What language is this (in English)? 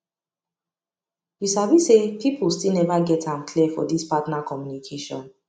Nigerian Pidgin